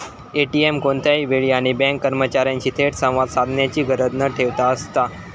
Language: Marathi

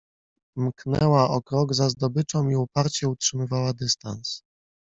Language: Polish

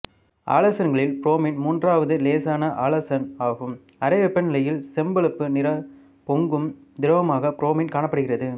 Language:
Tamil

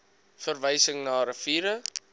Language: Afrikaans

